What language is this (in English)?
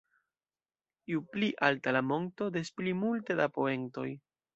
Esperanto